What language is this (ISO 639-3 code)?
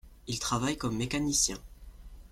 fra